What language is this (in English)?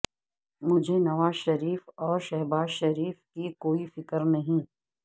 Urdu